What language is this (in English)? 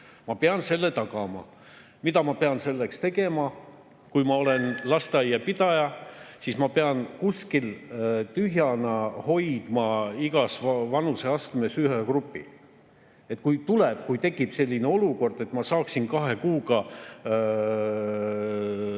Estonian